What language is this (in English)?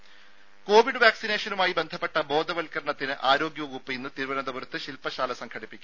Malayalam